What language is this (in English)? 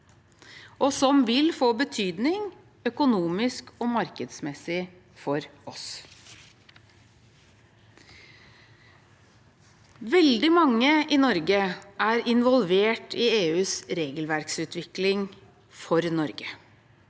Norwegian